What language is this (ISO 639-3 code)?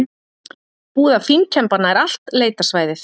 isl